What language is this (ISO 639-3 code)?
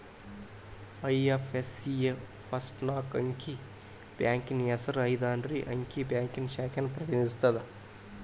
kan